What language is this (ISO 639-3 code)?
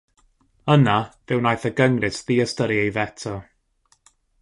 cym